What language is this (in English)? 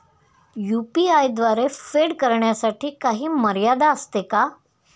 Marathi